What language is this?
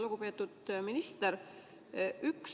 Estonian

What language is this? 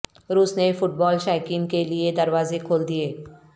Urdu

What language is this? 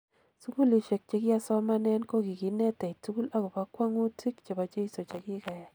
Kalenjin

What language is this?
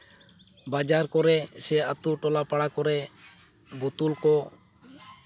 Santali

